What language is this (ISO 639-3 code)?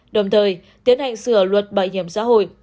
vie